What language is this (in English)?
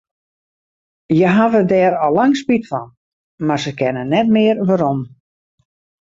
Western Frisian